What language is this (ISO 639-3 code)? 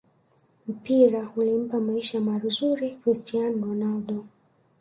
swa